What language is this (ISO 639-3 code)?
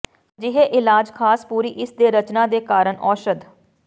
pan